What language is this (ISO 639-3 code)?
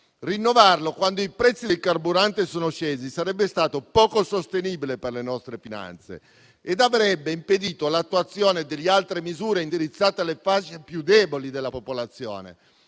ita